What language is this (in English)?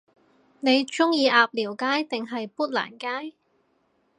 Cantonese